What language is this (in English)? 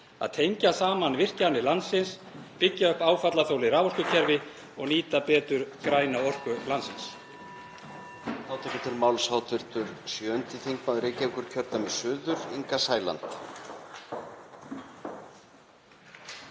Icelandic